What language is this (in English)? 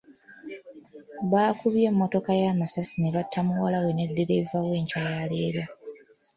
Ganda